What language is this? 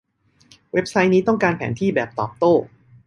Thai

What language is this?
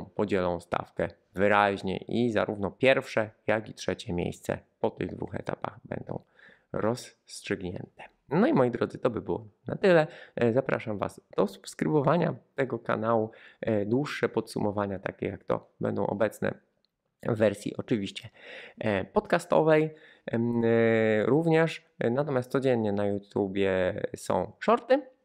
Polish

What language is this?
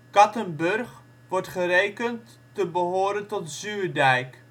Dutch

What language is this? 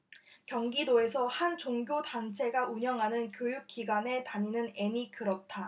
Korean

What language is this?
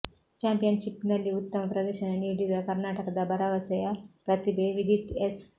Kannada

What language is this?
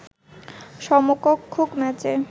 Bangla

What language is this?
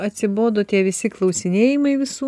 Lithuanian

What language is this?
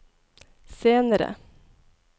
Norwegian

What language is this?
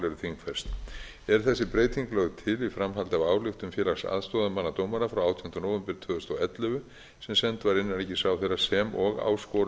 Icelandic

